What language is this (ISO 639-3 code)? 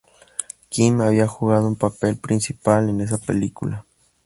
spa